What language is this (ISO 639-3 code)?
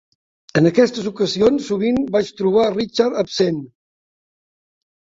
cat